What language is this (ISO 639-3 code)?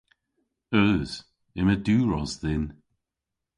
cor